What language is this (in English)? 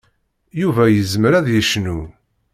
Kabyle